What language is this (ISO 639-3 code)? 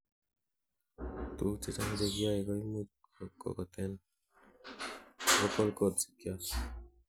kln